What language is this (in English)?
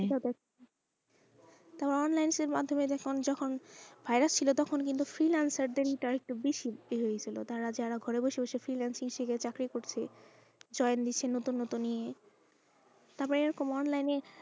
Bangla